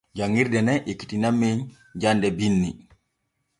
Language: Borgu Fulfulde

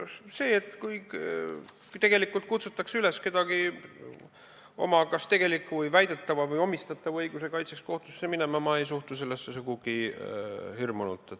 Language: Estonian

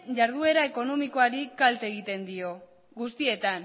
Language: Basque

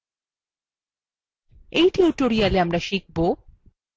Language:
Bangla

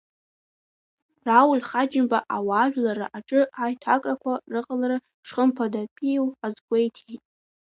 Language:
Abkhazian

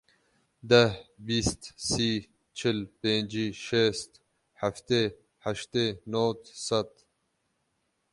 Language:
Kurdish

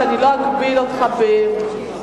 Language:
Hebrew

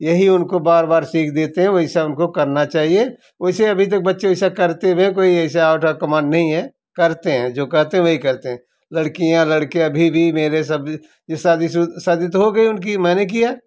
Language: Hindi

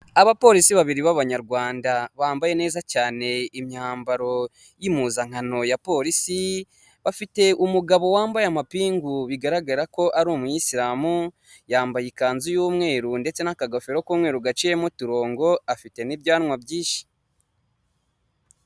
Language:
Kinyarwanda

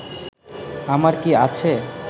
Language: Bangla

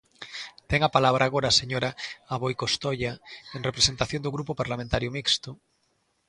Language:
Galician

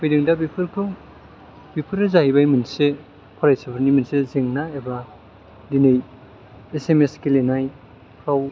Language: Bodo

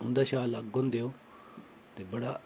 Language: Dogri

